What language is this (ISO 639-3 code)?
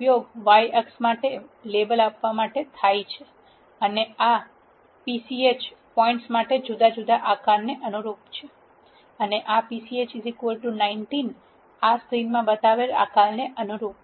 guj